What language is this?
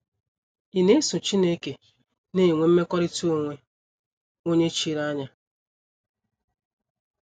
Igbo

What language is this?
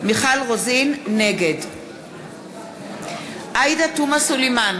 Hebrew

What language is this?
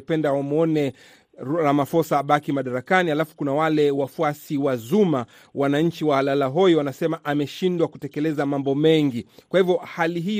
Swahili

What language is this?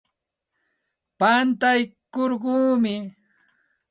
Santa Ana de Tusi Pasco Quechua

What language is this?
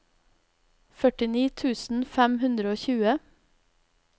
Norwegian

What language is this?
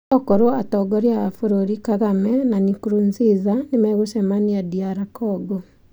Kikuyu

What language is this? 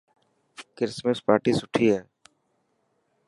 Dhatki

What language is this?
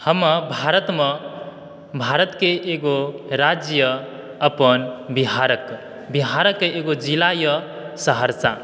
Maithili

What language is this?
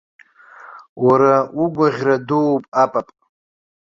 Abkhazian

